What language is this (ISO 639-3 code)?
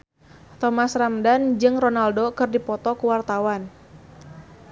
sun